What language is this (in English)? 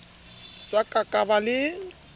Southern Sotho